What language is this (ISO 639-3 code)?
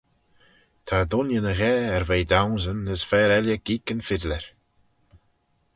glv